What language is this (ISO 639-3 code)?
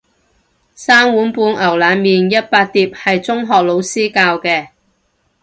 yue